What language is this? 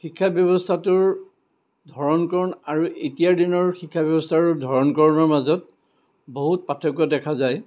Assamese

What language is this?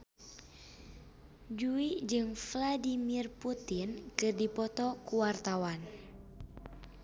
Sundanese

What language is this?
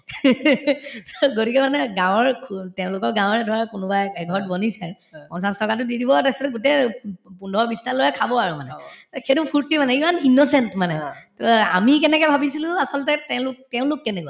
Assamese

